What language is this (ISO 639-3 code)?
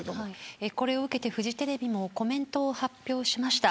jpn